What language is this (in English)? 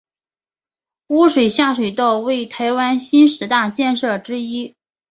Chinese